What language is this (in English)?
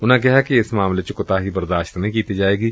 Punjabi